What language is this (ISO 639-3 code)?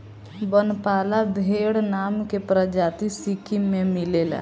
bho